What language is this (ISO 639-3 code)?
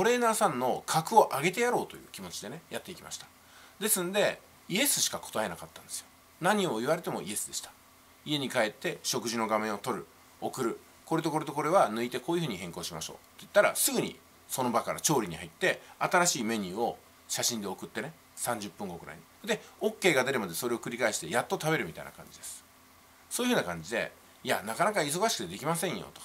jpn